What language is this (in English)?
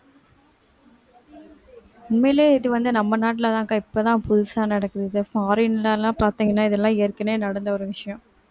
Tamil